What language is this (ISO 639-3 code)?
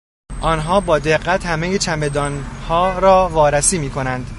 fas